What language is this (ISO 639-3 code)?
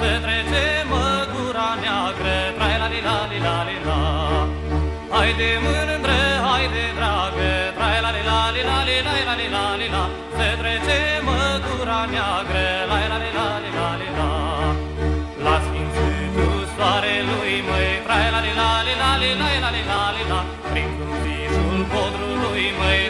ron